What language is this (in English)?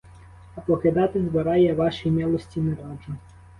Ukrainian